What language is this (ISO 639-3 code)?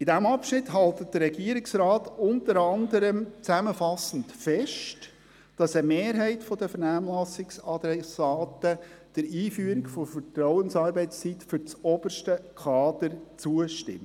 gsw